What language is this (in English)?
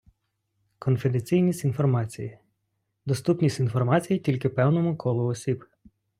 Ukrainian